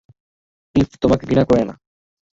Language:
Bangla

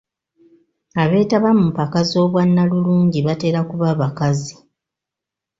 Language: Ganda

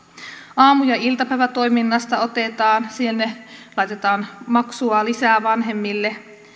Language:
Finnish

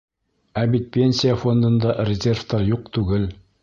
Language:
Bashkir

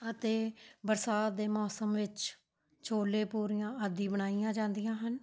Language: Punjabi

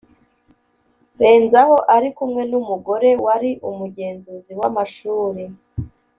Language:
Kinyarwanda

